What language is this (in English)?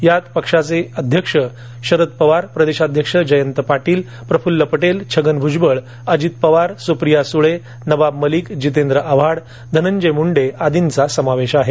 Marathi